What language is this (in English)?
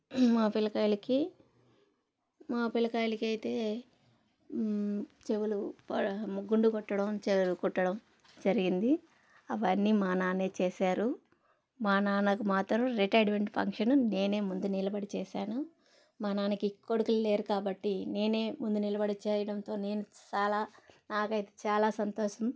Telugu